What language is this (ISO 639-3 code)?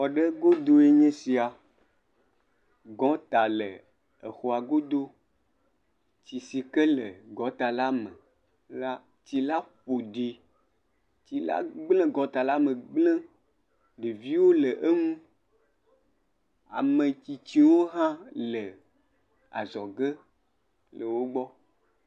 ewe